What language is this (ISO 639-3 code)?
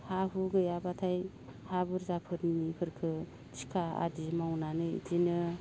brx